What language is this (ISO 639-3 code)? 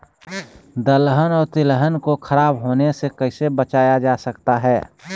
mag